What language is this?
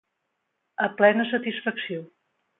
Catalan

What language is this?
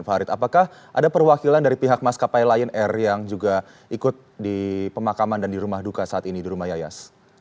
Indonesian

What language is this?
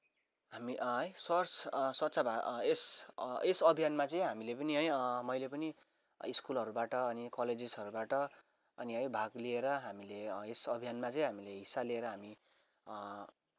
Nepali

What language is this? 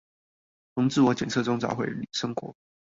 Chinese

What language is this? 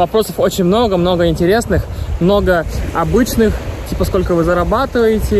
Russian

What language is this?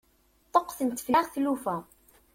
Kabyle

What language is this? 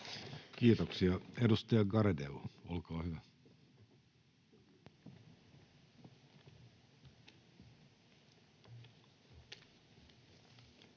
Finnish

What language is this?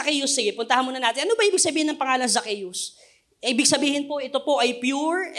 Filipino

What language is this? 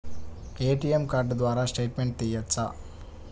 Telugu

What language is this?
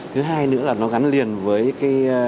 Vietnamese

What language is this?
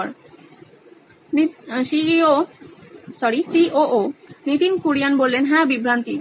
Bangla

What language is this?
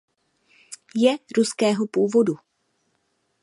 Czech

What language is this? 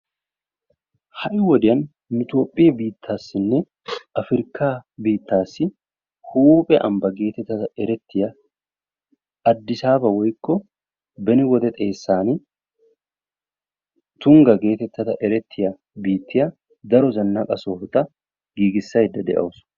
Wolaytta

